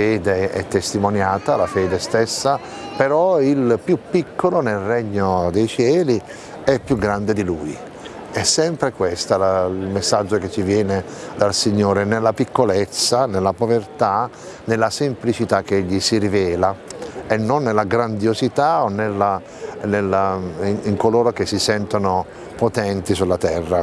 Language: Italian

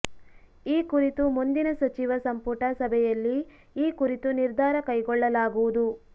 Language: Kannada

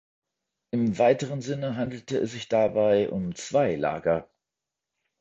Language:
German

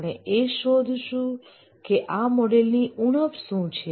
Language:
Gujarati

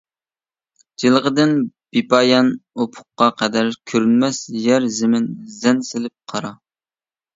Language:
Uyghur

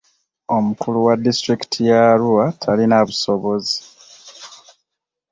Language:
Ganda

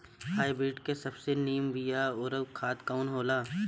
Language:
Bhojpuri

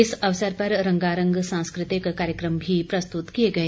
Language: Hindi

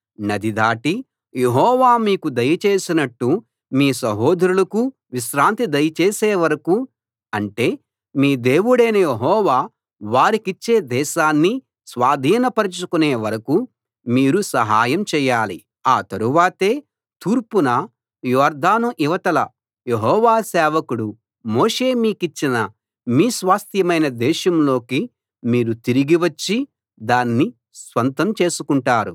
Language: Telugu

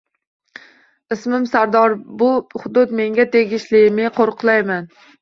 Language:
Uzbek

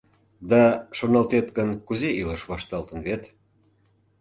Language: Mari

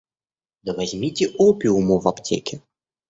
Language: Russian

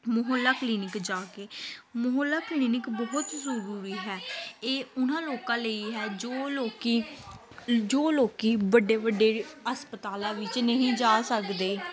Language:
Punjabi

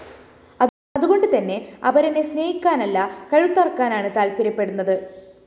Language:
Malayalam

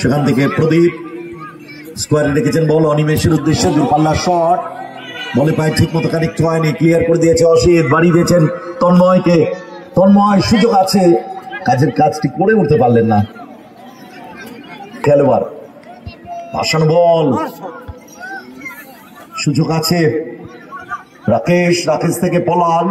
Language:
Bangla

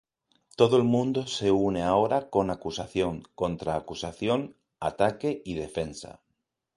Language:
Spanish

